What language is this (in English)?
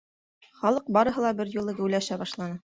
Bashkir